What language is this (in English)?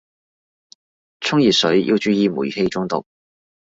Cantonese